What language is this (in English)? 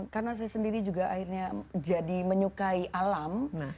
Indonesian